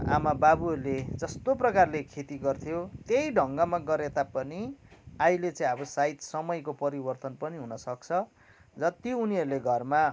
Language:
Nepali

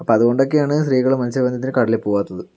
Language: Malayalam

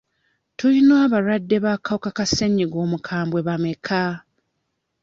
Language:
Ganda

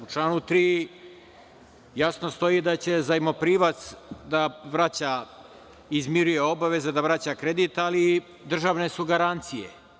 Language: Serbian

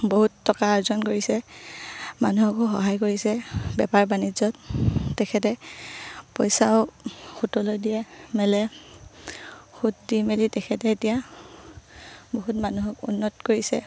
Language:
Assamese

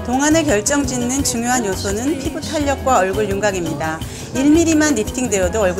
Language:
Korean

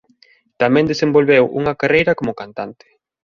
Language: Galician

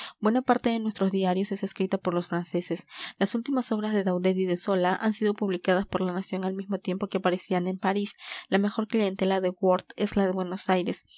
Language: Spanish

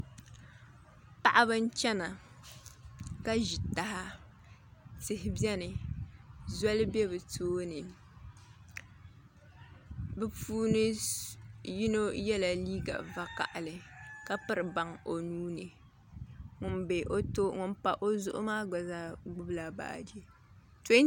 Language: Dagbani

